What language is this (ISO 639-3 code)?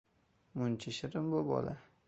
uzb